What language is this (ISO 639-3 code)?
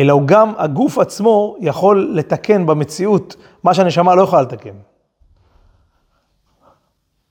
heb